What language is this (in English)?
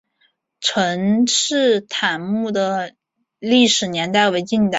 Chinese